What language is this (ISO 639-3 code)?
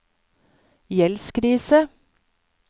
nor